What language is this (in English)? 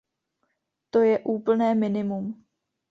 Czech